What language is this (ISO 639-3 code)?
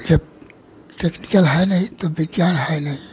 hin